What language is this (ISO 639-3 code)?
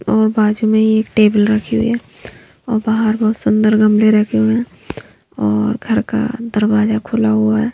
hin